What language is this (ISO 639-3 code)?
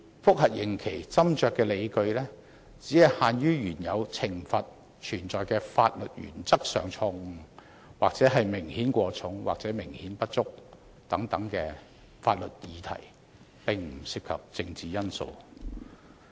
yue